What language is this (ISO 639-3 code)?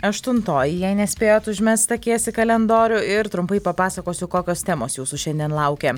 lit